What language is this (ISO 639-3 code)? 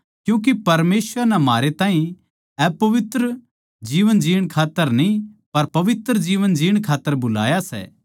bgc